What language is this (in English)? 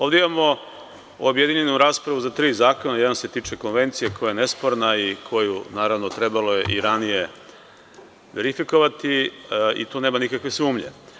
Serbian